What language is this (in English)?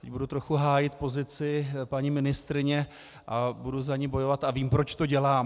Czech